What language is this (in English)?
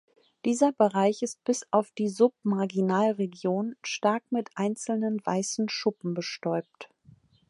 German